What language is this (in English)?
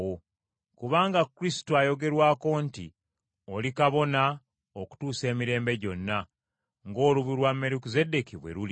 Ganda